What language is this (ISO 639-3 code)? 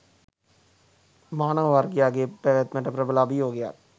sin